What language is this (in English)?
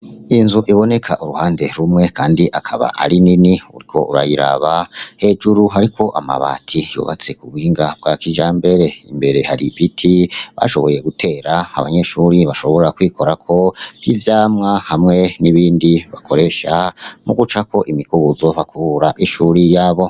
Rundi